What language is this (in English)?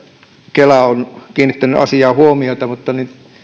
Finnish